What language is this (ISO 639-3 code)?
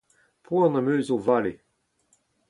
bre